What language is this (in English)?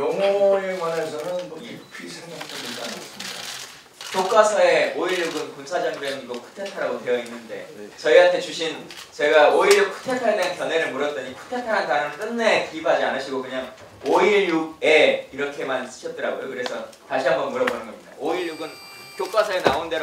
Korean